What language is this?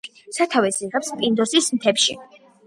Georgian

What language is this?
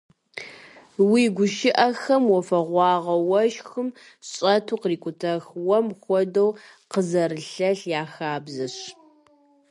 Kabardian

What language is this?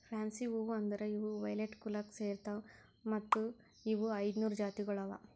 Kannada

